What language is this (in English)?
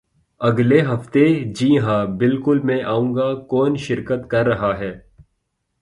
Urdu